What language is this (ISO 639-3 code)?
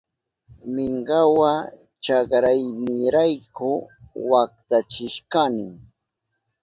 qup